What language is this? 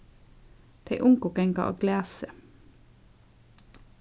Faroese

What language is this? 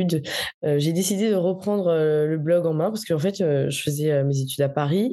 French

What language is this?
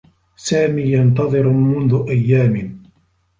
Arabic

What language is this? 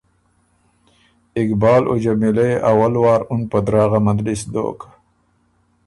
Ormuri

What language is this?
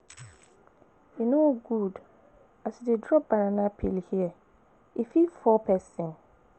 Nigerian Pidgin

